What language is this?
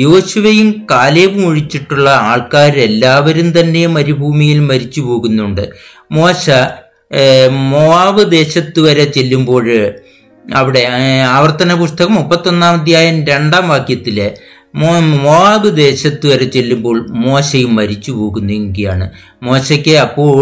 Malayalam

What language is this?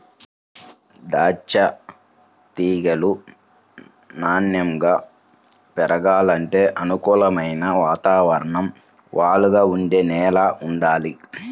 Telugu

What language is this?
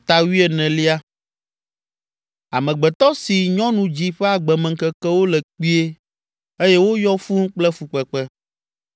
Ewe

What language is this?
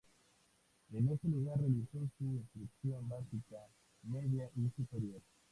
Spanish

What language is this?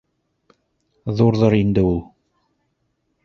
Bashkir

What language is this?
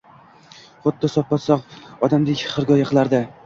Uzbek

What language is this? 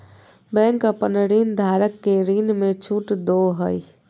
Magahi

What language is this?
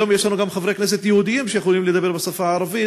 Hebrew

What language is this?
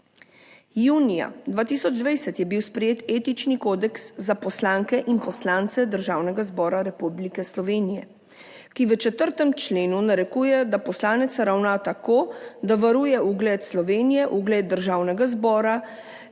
Slovenian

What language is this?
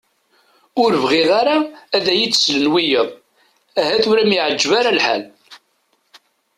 Kabyle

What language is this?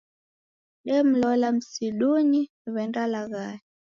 Taita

